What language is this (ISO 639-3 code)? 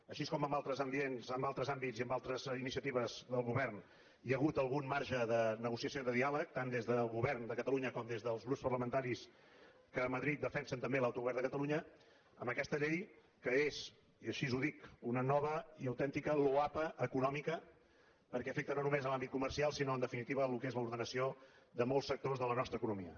cat